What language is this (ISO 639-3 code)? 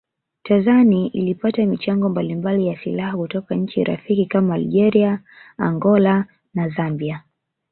swa